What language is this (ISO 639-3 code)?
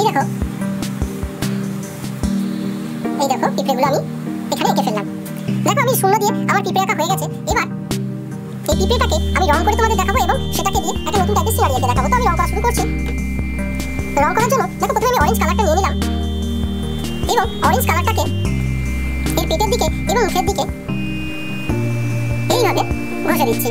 rus